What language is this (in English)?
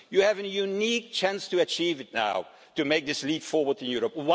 English